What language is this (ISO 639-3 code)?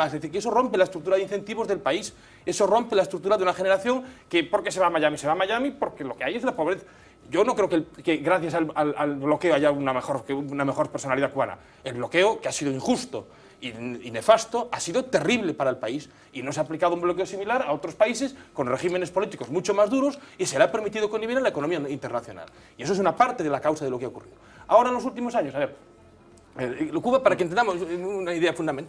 spa